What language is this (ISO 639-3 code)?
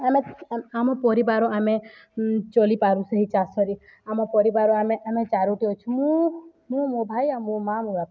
ori